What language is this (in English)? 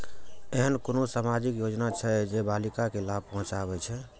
Maithili